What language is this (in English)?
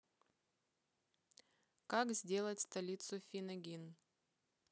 Russian